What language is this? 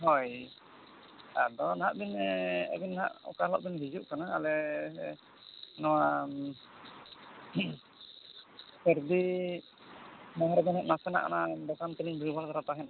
Santali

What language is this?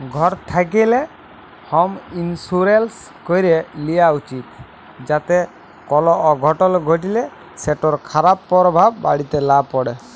Bangla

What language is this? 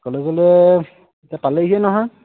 Assamese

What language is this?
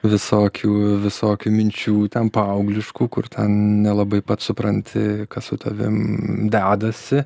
Lithuanian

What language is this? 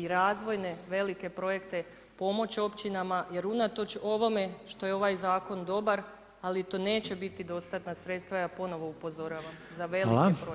Croatian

